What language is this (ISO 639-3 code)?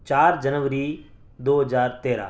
urd